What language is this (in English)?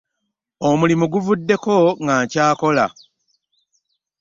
Ganda